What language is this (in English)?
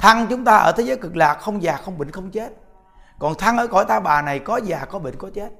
Vietnamese